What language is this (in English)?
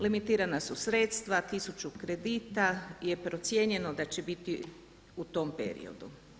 Croatian